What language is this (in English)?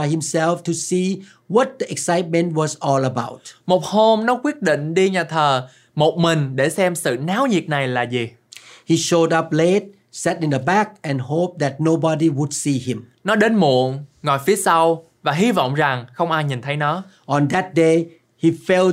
Vietnamese